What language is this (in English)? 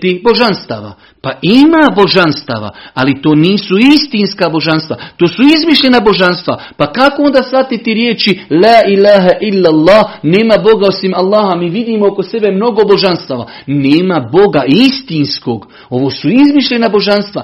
Croatian